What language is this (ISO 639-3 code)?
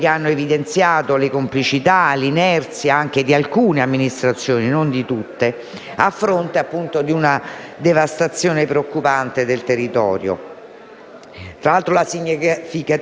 ita